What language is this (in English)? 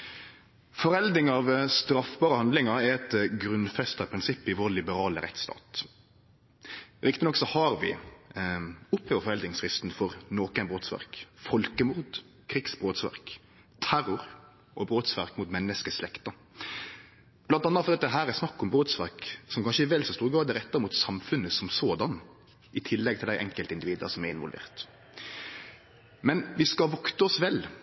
Norwegian Nynorsk